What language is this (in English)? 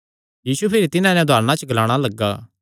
Kangri